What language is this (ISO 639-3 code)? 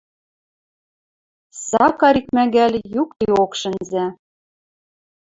mrj